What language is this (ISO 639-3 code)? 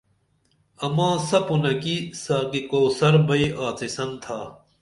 dml